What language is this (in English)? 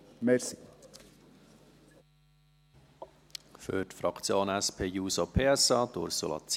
Swiss German